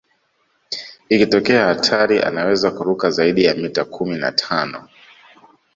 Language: Swahili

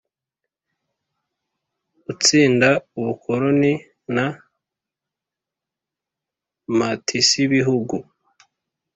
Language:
Kinyarwanda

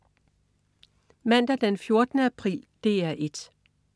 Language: Danish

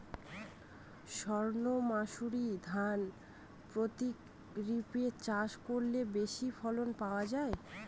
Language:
Bangla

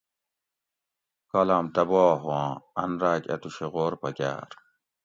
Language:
Gawri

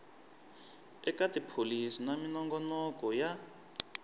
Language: Tsonga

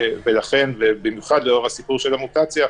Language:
Hebrew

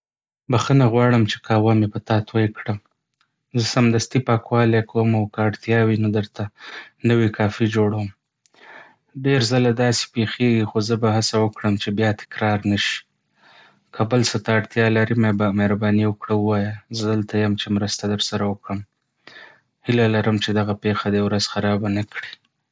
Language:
Pashto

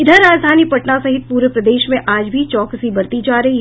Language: Hindi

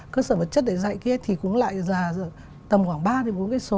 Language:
Vietnamese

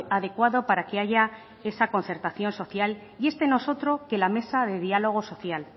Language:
Spanish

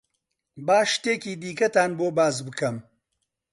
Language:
Central Kurdish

